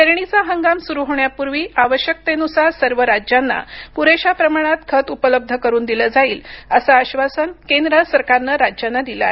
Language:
Marathi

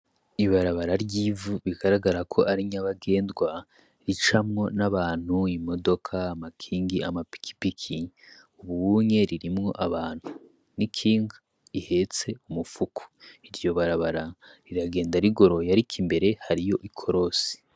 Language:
Rundi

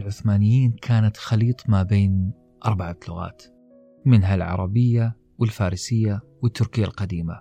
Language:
Arabic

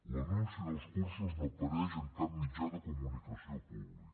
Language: Catalan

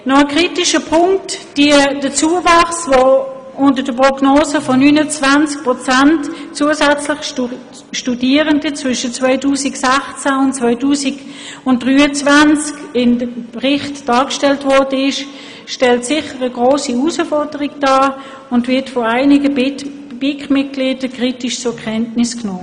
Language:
Swiss German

